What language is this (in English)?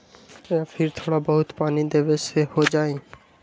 Magahi